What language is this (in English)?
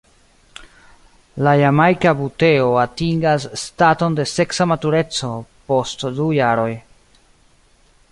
Esperanto